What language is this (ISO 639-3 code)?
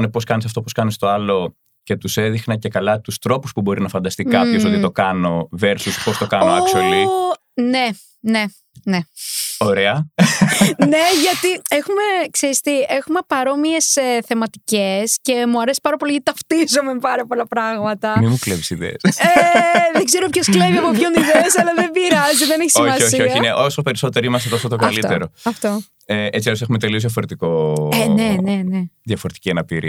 ell